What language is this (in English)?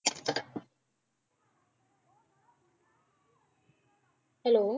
Punjabi